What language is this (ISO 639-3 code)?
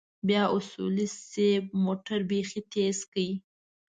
pus